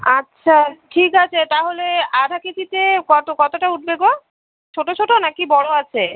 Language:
Bangla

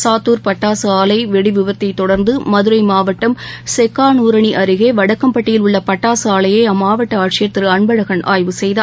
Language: Tamil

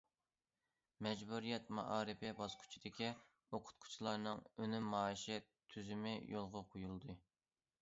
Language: Uyghur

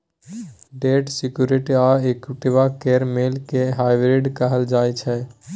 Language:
Maithili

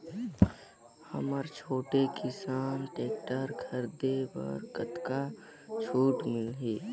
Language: Chhattisgarhi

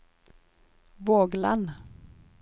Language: Norwegian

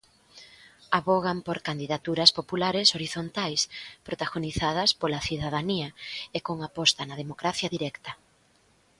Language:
Galician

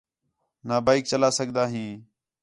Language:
Khetrani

